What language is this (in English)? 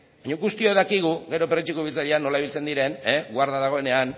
Basque